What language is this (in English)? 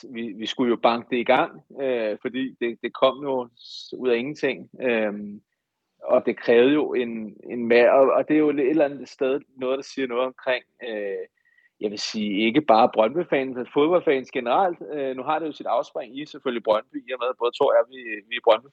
Danish